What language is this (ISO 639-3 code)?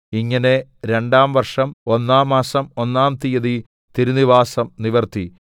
mal